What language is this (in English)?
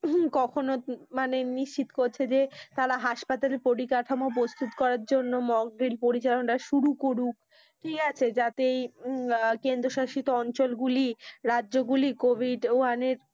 Bangla